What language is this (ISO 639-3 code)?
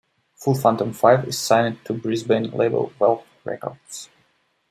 eng